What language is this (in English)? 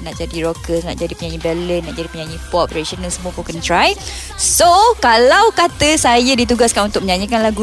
Malay